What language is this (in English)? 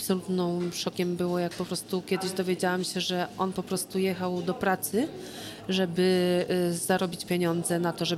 Polish